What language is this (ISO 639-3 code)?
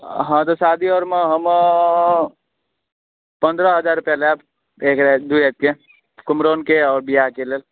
mai